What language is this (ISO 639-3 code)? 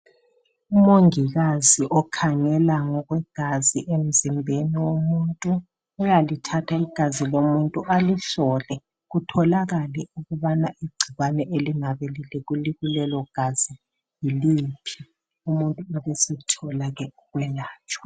nde